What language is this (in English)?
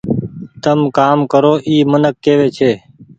Goaria